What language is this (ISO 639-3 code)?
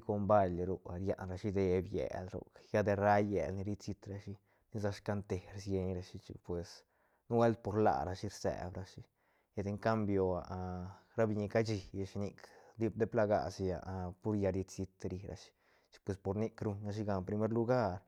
ztn